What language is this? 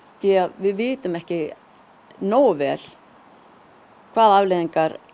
Icelandic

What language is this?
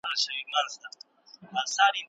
Pashto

